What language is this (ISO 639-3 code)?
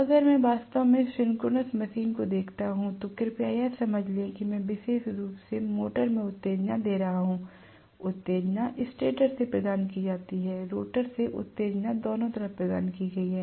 hin